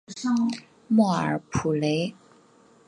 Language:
Chinese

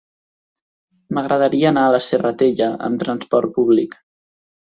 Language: Catalan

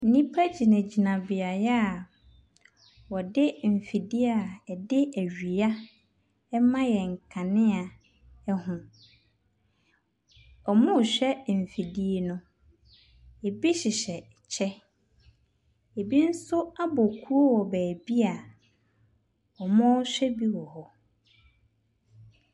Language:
Akan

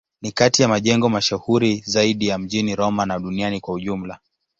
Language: Swahili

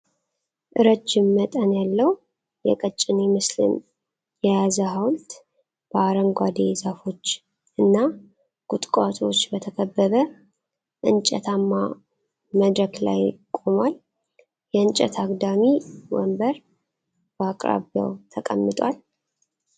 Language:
Amharic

